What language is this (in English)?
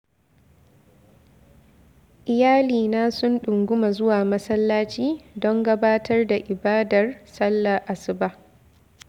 Hausa